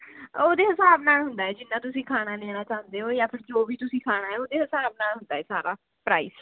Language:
Punjabi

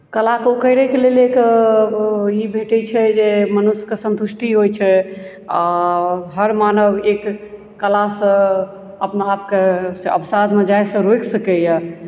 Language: Maithili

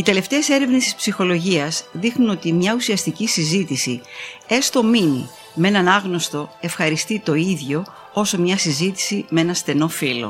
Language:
Greek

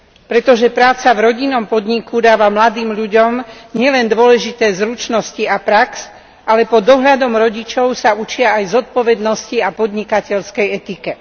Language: Slovak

